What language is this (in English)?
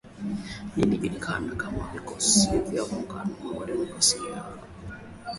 Swahili